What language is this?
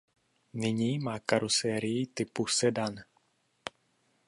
Czech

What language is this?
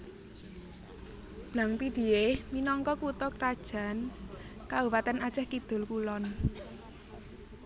Javanese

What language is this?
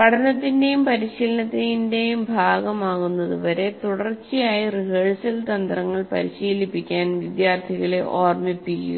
Malayalam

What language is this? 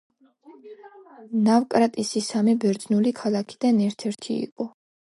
Georgian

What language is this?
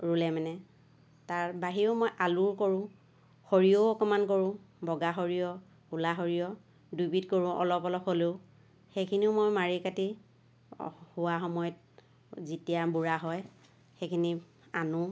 Assamese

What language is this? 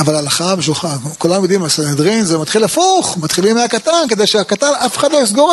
Hebrew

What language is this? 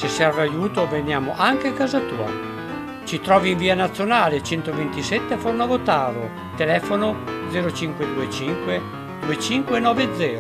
Italian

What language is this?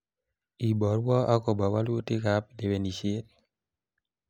Kalenjin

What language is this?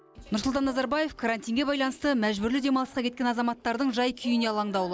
Kazakh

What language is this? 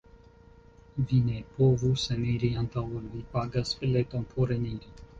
Esperanto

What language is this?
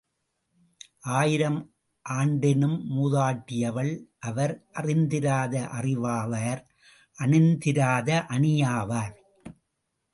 Tamil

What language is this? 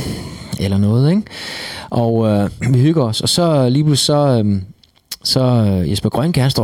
Danish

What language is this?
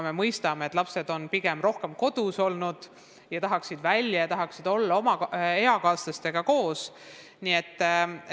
Estonian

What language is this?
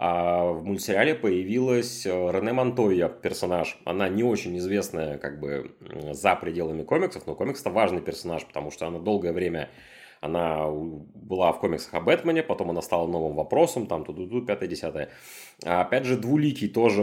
Russian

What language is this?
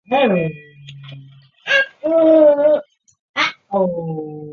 Chinese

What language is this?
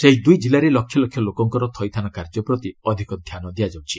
Odia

